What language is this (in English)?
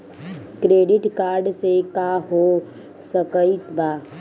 Bhojpuri